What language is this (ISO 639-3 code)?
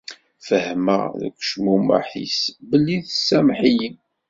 kab